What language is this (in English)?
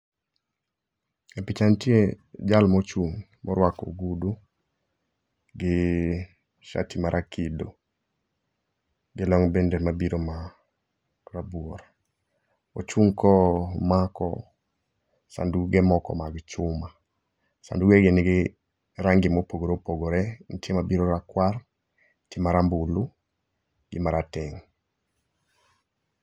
Luo (Kenya and Tanzania)